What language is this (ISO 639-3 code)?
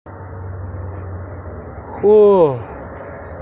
rus